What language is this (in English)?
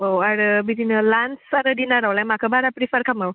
Bodo